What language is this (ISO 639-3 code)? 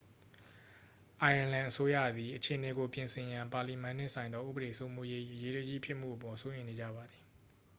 mya